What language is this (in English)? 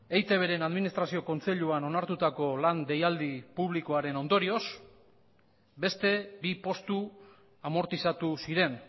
Basque